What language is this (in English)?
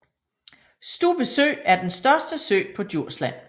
Danish